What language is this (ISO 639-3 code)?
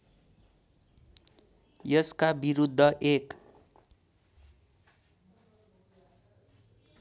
nep